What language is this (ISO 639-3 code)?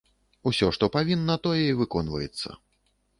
bel